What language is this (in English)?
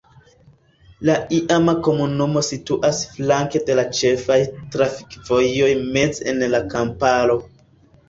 Esperanto